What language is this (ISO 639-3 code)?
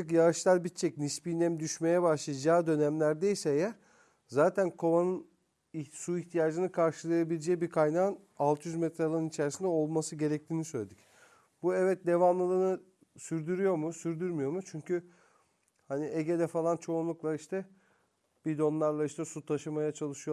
tur